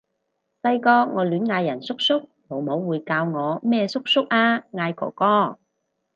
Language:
Cantonese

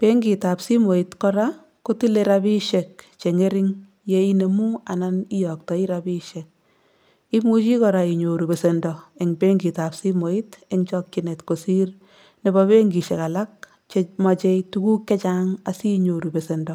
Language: Kalenjin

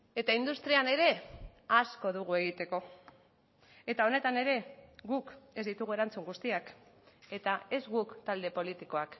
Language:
Basque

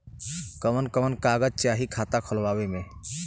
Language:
Bhojpuri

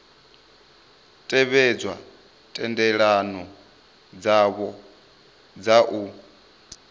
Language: Venda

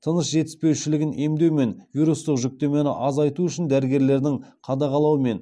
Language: Kazakh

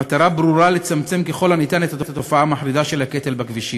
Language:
Hebrew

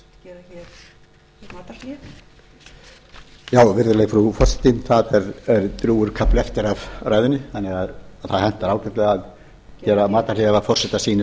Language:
Icelandic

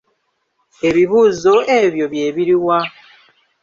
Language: Ganda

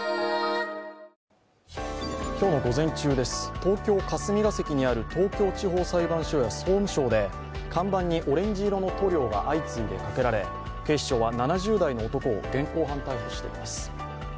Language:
Japanese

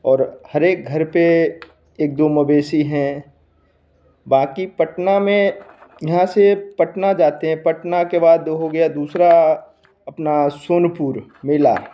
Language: Hindi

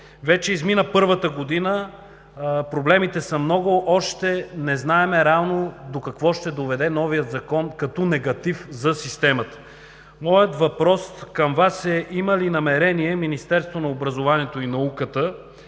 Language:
Bulgarian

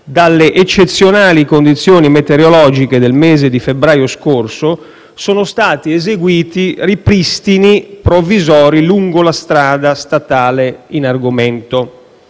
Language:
Italian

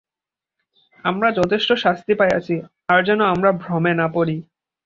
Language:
Bangla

